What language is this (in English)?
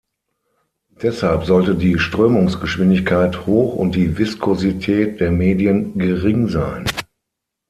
German